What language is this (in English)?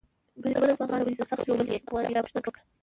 Pashto